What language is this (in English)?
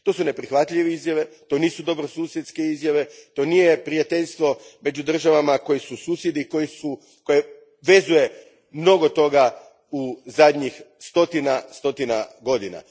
Croatian